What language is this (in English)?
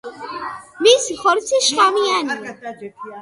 Georgian